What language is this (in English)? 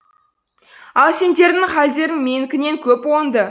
Kazakh